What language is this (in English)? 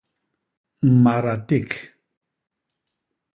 Basaa